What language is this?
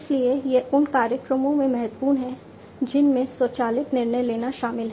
Hindi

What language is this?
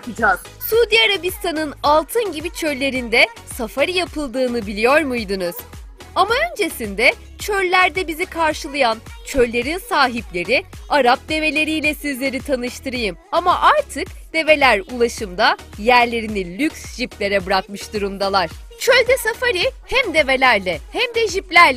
Turkish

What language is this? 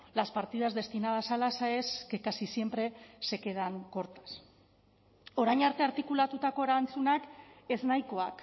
Spanish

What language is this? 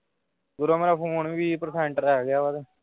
Punjabi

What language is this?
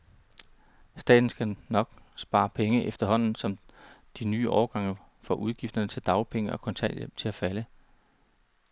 Danish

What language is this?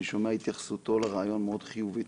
Hebrew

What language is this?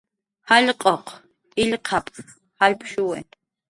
Jaqaru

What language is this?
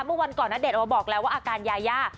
Thai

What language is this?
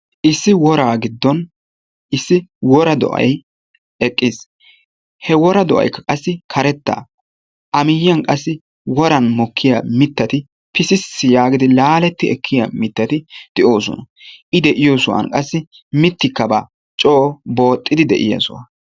Wolaytta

